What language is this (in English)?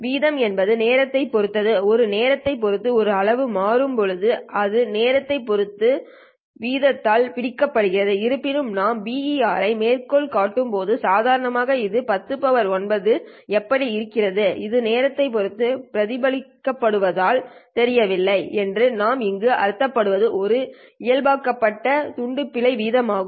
Tamil